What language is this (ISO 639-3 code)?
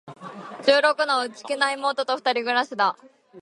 jpn